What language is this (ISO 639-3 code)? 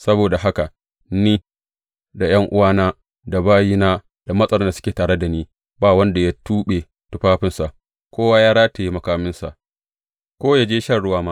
hau